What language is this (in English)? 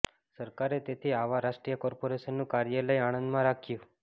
Gujarati